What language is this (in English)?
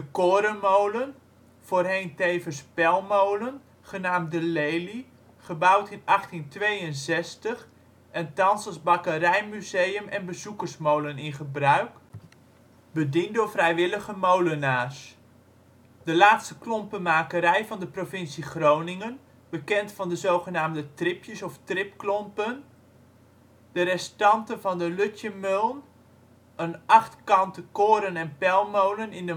Dutch